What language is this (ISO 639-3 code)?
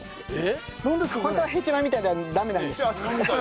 jpn